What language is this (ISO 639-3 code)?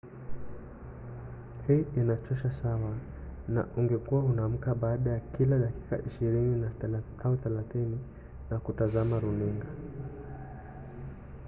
swa